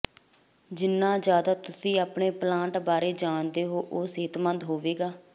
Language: Punjabi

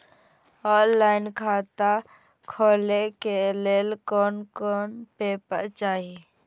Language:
Maithili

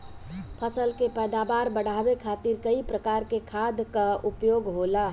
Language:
Bhojpuri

